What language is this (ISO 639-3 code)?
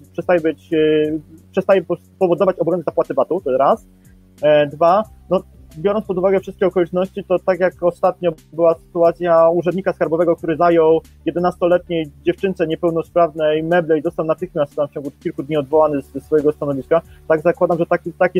pol